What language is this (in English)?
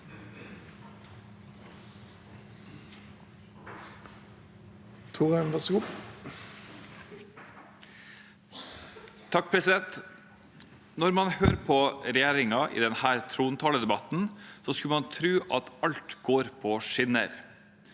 Norwegian